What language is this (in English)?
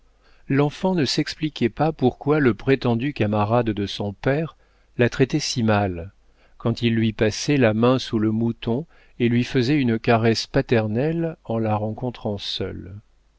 French